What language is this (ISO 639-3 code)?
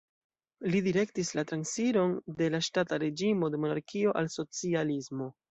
epo